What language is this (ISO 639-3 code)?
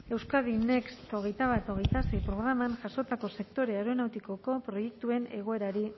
eus